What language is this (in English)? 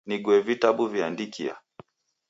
Taita